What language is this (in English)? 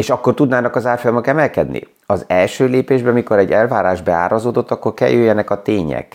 Hungarian